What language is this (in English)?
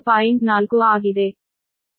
Kannada